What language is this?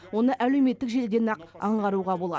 Kazakh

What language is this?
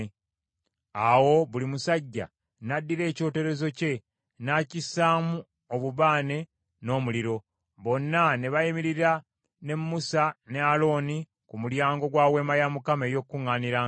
Ganda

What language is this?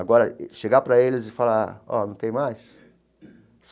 Portuguese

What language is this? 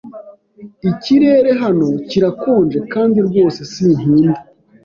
Kinyarwanda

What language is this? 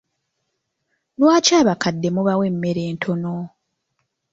Ganda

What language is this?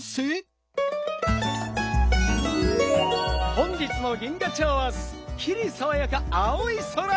Japanese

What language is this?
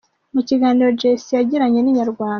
Kinyarwanda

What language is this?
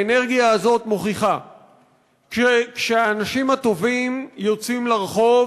Hebrew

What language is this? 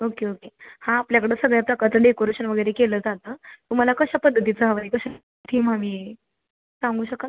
Marathi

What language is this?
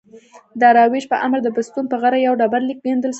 Pashto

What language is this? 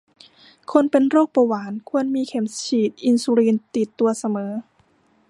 Thai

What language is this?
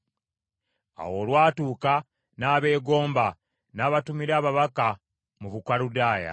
Ganda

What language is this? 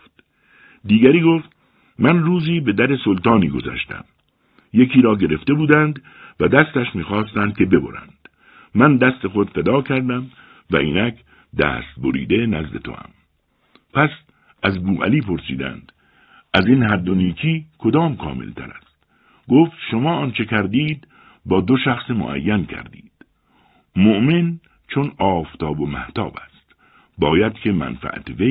Persian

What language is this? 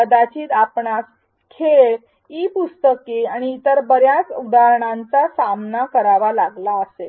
Marathi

